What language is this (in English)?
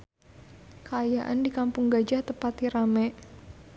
Sundanese